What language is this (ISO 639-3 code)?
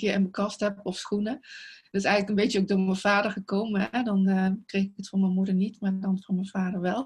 nld